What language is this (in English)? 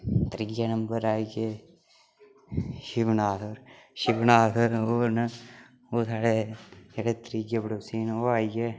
Dogri